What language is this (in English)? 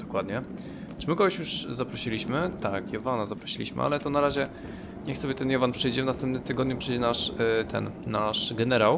Polish